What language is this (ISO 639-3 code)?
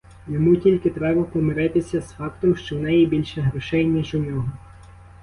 ukr